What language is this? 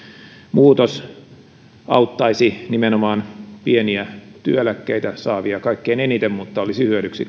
Finnish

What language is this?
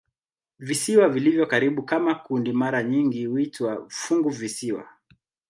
Swahili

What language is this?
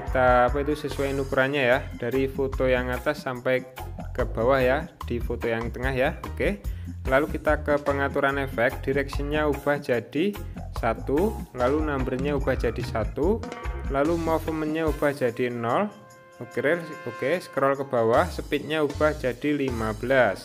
Indonesian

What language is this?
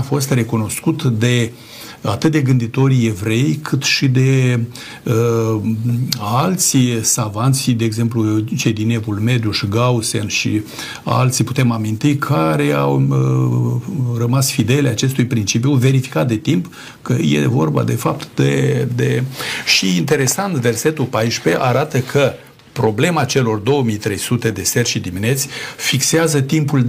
Romanian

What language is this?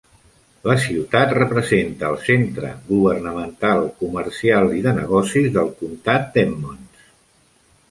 Catalan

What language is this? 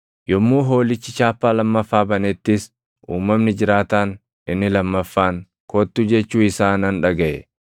Oromo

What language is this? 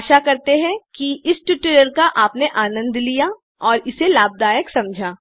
Hindi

